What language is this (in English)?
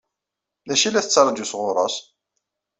Kabyle